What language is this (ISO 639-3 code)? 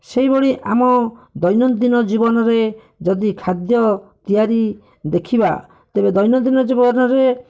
ori